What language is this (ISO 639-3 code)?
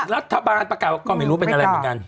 tha